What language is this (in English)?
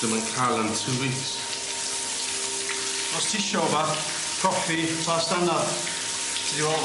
Welsh